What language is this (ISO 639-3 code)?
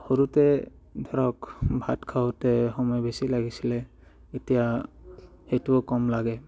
asm